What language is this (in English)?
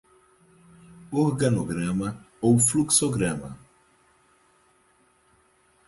Portuguese